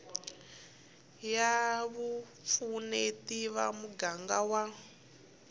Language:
Tsonga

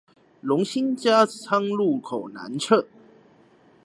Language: Chinese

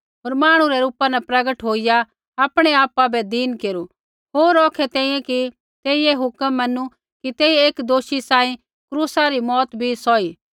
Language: Kullu Pahari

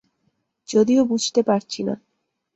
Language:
Bangla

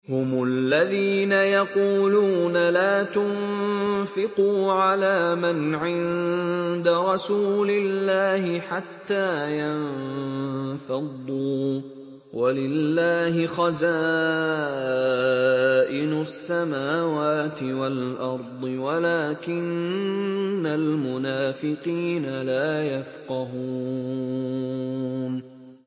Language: Arabic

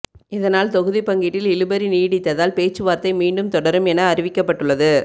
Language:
Tamil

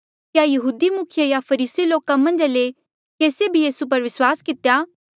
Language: Mandeali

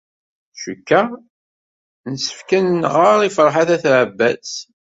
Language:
Kabyle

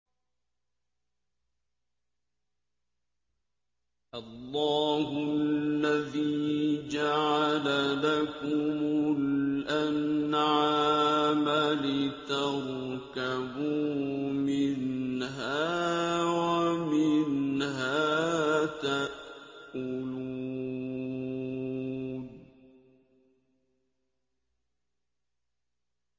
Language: Arabic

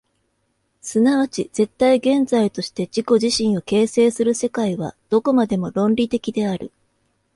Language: Japanese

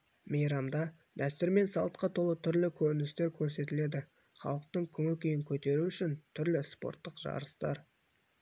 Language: Kazakh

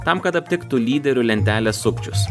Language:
Lithuanian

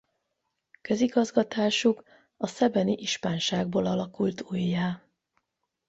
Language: Hungarian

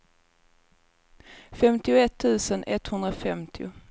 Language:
Swedish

